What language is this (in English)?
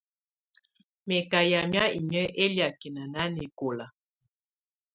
Tunen